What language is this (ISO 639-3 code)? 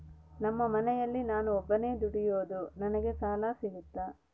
kan